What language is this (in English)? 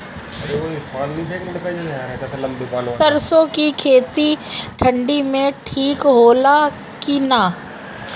Bhojpuri